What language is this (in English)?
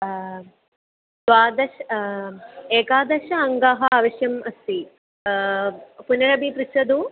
Sanskrit